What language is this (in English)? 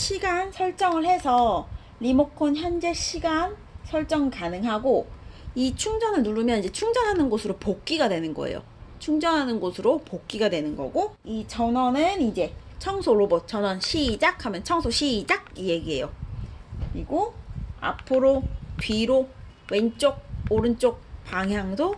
Korean